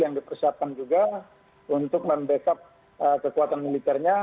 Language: Indonesian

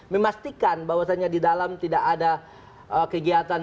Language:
Indonesian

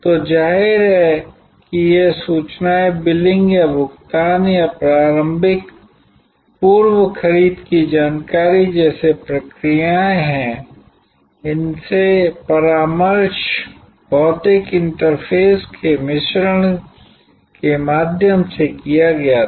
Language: Hindi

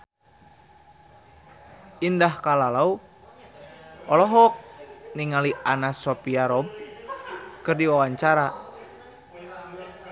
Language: Sundanese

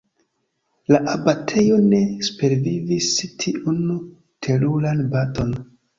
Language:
Esperanto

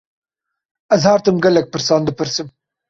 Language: Kurdish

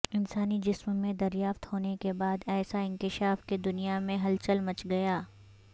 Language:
Urdu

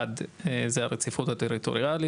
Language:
Hebrew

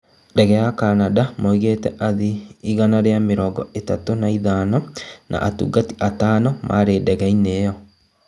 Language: Kikuyu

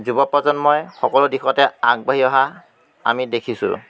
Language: Assamese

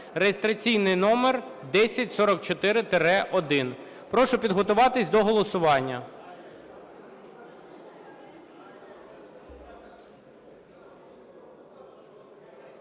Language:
Ukrainian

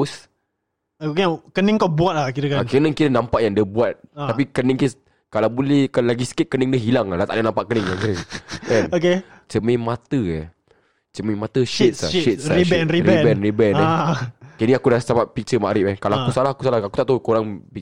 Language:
Malay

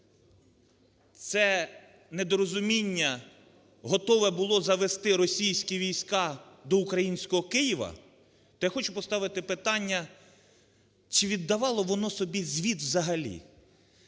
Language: Ukrainian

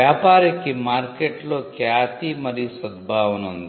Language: Telugu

